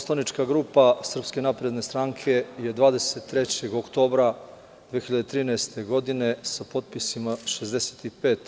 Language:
Serbian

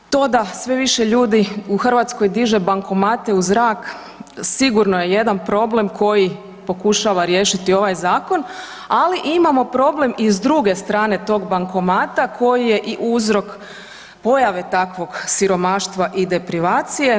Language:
Croatian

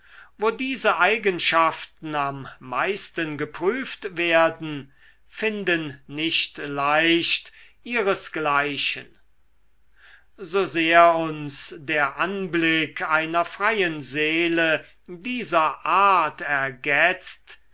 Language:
German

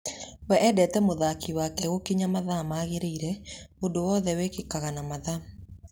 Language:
Kikuyu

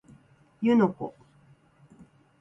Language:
Japanese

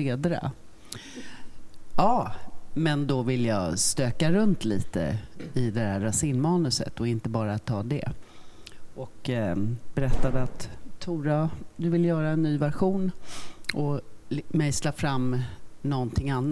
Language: Swedish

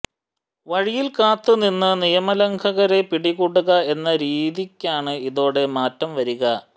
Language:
Malayalam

